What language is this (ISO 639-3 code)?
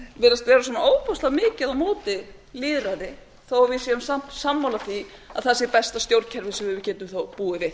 isl